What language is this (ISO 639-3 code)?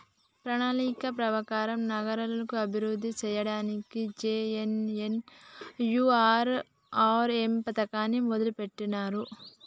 tel